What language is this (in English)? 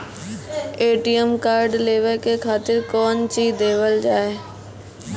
Maithili